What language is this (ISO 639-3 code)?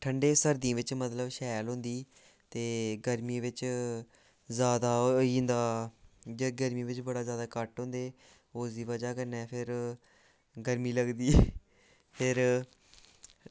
doi